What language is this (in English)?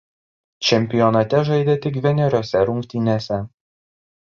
Lithuanian